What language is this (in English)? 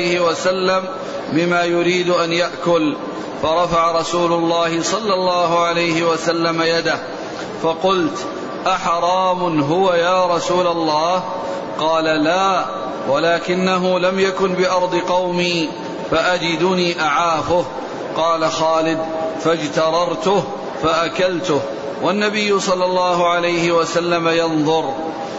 Arabic